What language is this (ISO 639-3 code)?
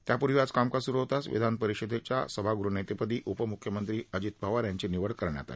mar